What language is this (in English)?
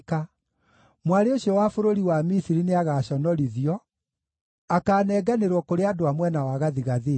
Kikuyu